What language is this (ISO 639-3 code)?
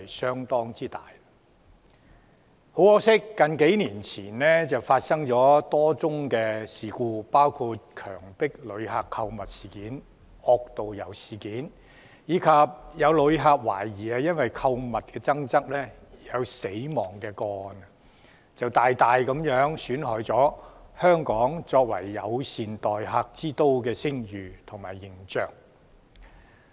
yue